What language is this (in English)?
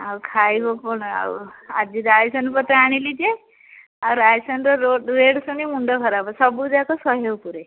Odia